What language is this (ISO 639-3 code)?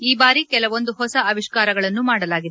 kan